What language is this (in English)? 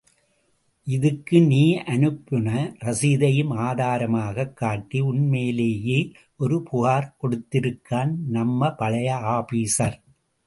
Tamil